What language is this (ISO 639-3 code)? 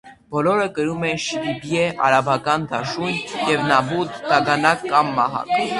hye